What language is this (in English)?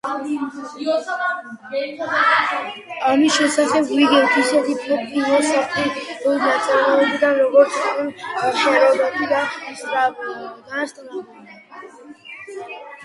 Georgian